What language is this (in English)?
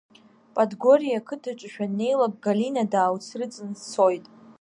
Abkhazian